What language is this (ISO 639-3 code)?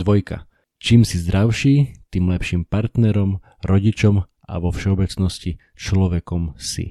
slk